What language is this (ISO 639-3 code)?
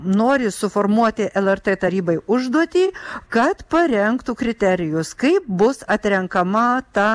lit